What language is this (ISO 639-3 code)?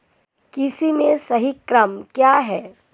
hin